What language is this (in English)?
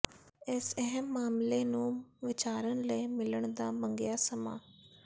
Punjabi